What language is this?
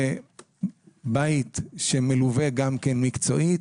Hebrew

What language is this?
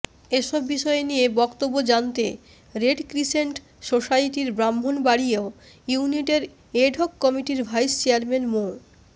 Bangla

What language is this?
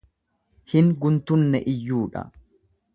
Oromo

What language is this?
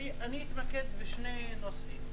Hebrew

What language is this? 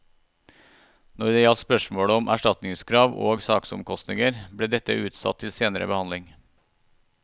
Norwegian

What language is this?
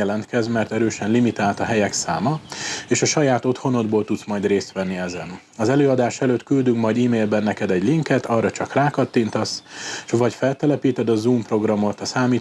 Hungarian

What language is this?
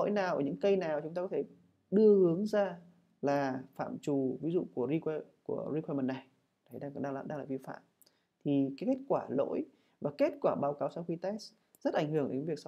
Vietnamese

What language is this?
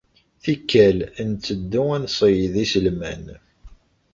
Kabyle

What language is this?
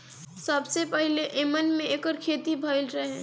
Bhojpuri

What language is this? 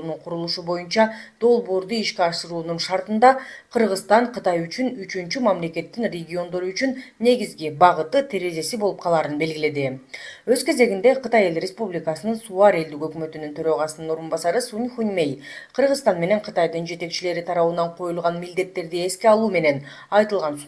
Turkish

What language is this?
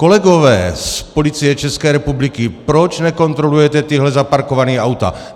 Czech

